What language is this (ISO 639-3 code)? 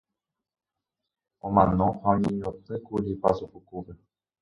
grn